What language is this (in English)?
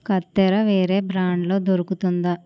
Telugu